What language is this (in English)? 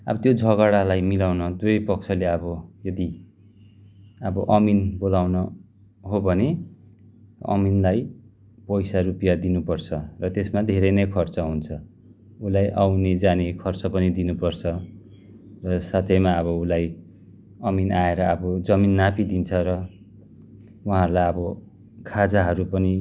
Nepali